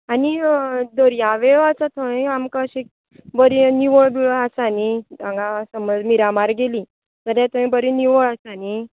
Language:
Konkani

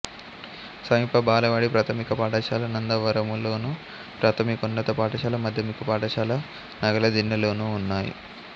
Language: Telugu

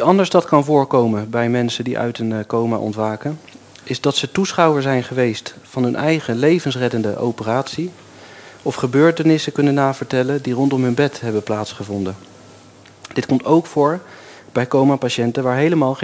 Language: Dutch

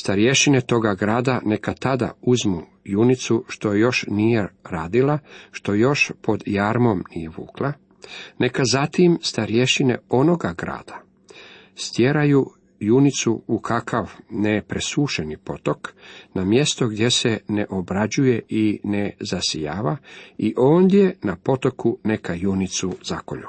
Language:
Croatian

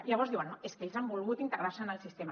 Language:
Catalan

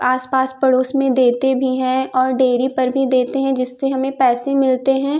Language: Hindi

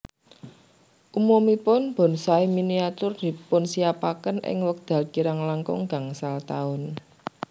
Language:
Javanese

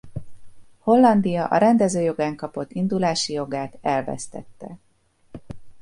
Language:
Hungarian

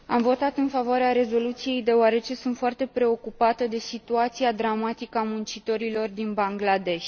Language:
Romanian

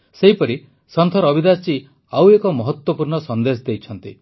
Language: Odia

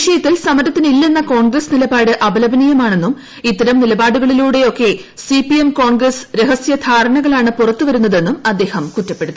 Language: Malayalam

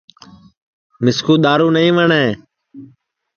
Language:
Sansi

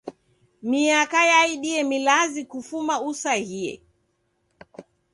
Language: Taita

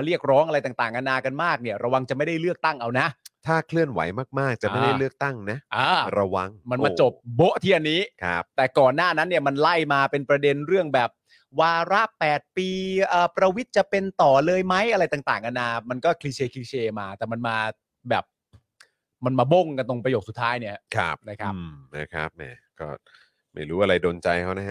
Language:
Thai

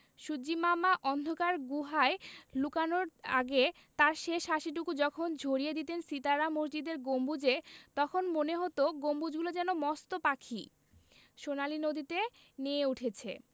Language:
Bangla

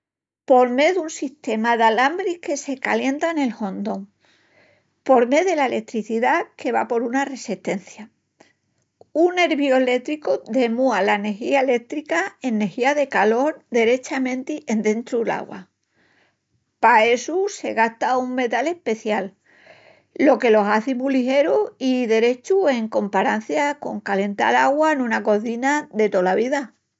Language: Extremaduran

